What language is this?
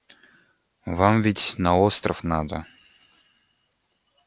Russian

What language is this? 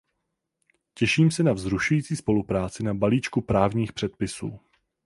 Czech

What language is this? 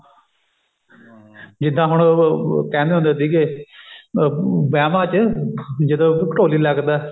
Punjabi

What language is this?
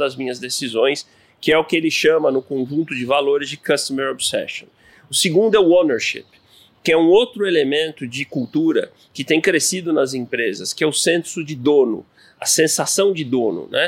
Portuguese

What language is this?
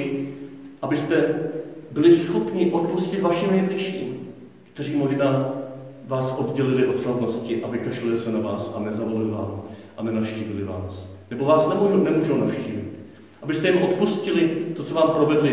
Czech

